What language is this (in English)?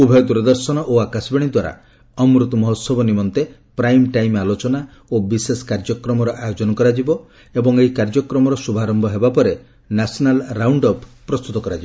Odia